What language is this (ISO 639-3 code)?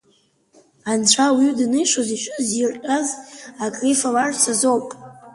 abk